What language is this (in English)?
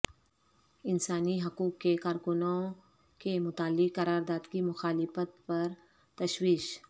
Urdu